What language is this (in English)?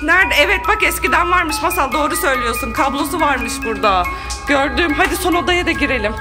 Turkish